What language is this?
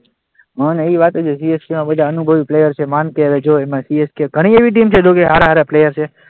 Gujarati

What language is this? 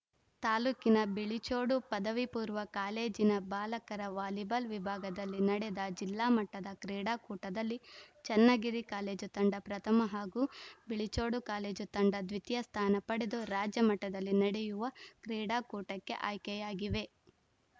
Kannada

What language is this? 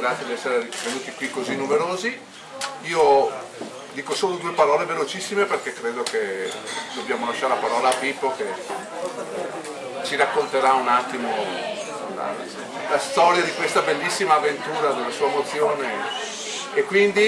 Italian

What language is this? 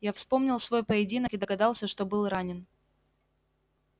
Russian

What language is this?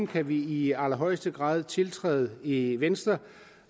Danish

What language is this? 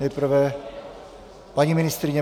Czech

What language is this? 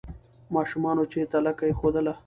Pashto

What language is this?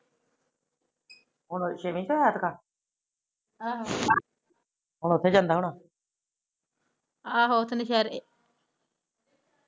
Punjabi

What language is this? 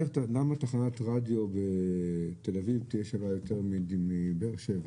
Hebrew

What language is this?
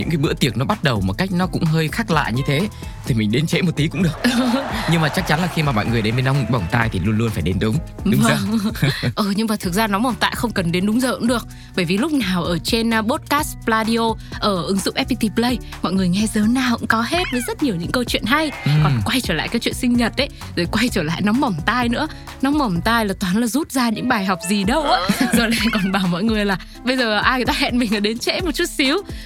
Vietnamese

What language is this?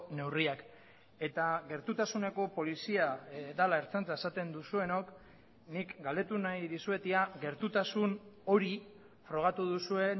Basque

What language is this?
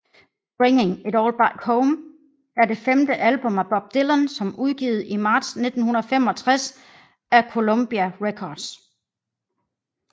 Danish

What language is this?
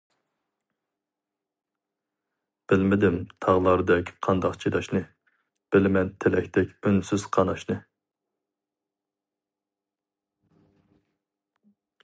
Uyghur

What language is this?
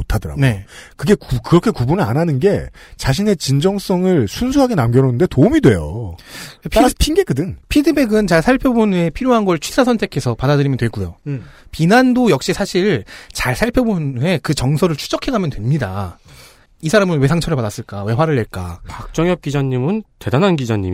Korean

